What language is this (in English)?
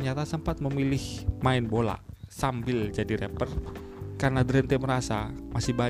Indonesian